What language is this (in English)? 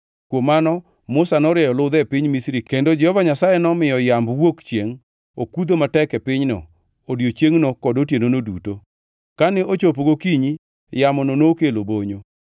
Luo (Kenya and Tanzania)